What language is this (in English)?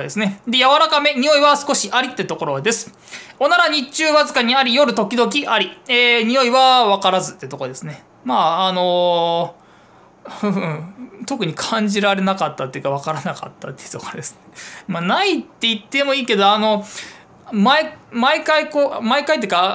Japanese